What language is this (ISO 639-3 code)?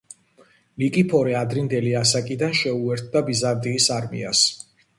kat